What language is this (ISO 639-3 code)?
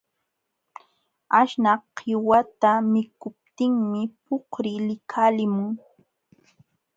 qxw